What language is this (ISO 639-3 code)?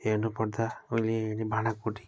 nep